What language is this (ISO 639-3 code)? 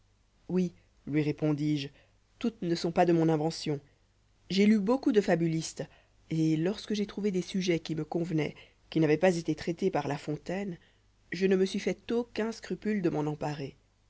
fra